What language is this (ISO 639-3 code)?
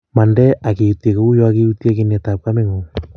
kln